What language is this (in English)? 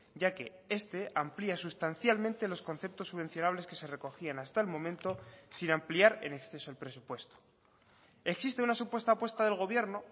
Spanish